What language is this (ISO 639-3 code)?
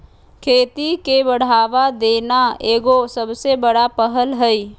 mag